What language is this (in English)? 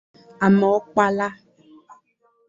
Igbo